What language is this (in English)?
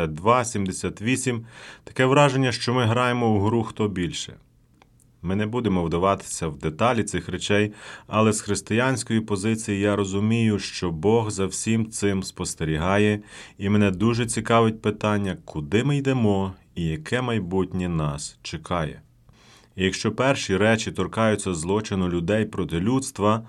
Ukrainian